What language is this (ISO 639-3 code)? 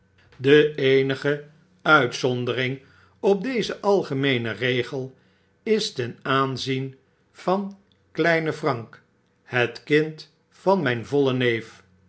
nld